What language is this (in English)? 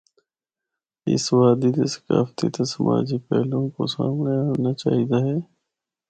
Northern Hindko